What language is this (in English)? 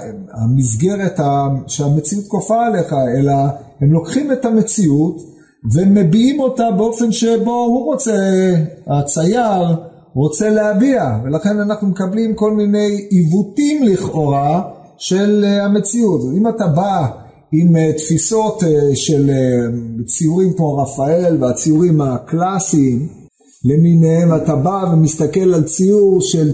Hebrew